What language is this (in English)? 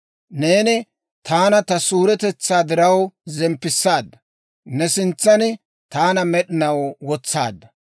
Dawro